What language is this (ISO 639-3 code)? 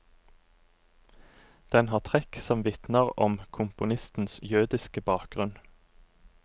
nor